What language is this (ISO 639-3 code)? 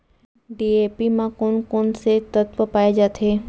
hne